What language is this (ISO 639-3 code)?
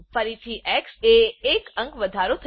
guj